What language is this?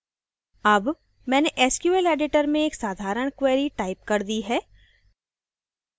Hindi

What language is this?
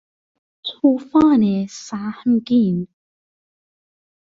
Persian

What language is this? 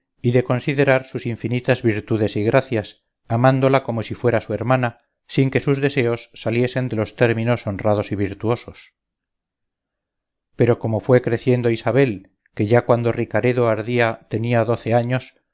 Spanish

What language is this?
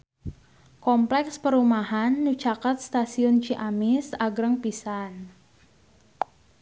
Sundanese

